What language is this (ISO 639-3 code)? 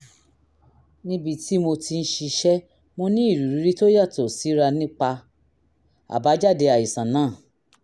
yor